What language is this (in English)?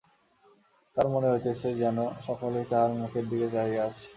Bangla